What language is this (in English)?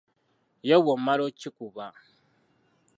Ganda